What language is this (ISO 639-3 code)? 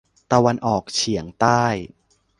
tha